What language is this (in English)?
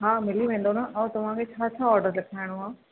Sindhi